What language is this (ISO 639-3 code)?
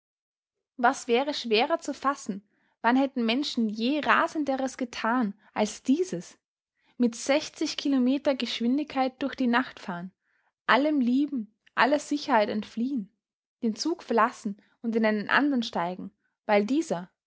deu